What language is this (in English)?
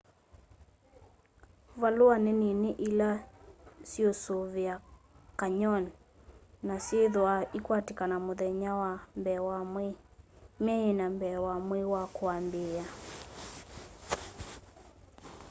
Kamba